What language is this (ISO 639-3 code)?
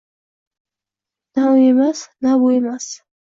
uzb